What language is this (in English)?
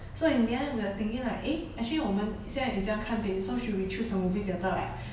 English